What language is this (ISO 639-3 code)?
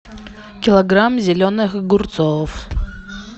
rus